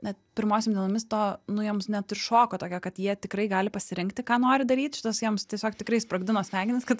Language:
Lithuanian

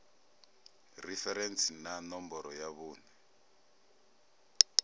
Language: Venda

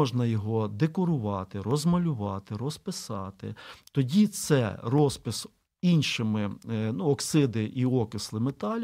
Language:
Ukrainian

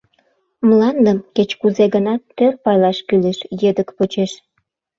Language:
Mari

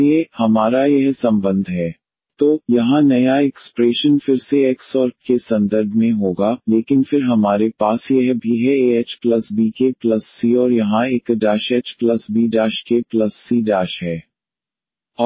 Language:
Hindi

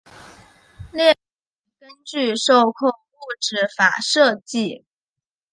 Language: Chinese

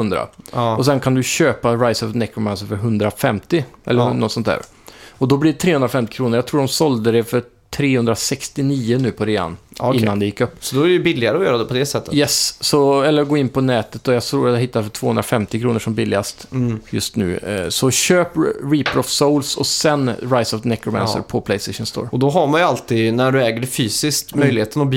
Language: Swedish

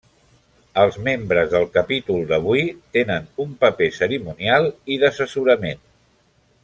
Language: Catalan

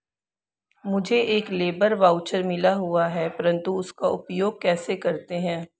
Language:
Hindi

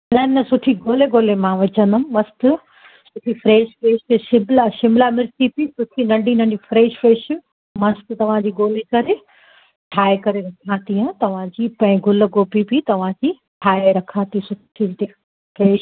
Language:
Sindhi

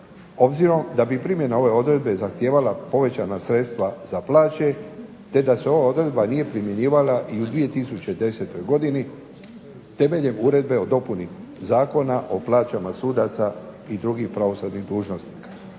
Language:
Croatian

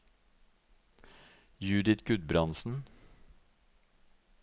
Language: Norwegian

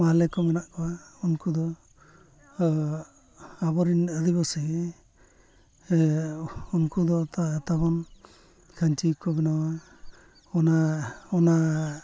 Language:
Santali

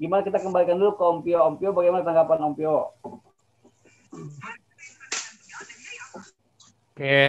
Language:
Indonesian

